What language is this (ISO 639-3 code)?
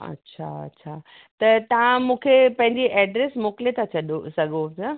snd